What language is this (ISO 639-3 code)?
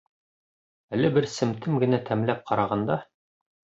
bak